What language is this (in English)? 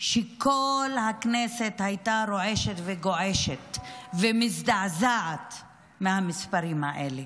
Hebrew